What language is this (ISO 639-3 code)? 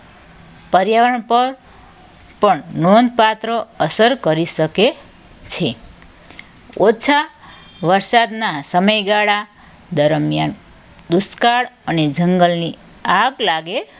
guj